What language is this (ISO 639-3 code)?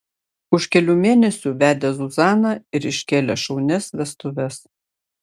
lit